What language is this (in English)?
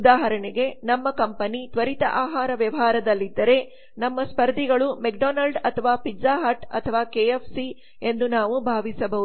Kannada